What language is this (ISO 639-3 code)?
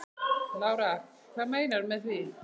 isl